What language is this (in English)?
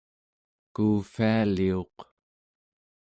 Central Yupik